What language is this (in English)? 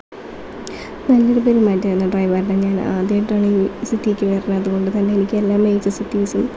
Malayalam